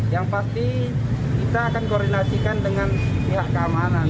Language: Indonesian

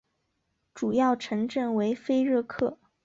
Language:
Chinese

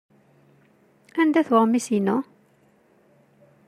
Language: Kabyle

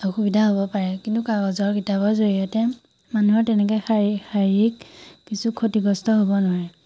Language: Assamese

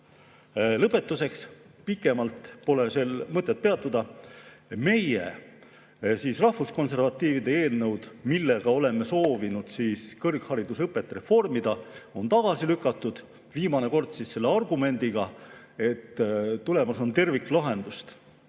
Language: Estonian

